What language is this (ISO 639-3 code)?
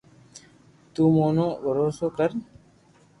lrk